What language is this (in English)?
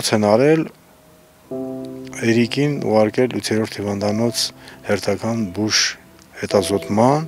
Romanian